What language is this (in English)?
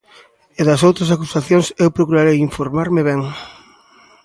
Galician